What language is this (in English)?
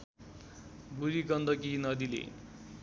Nepali